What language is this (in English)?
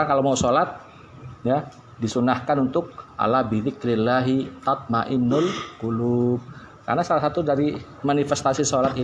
Indonesian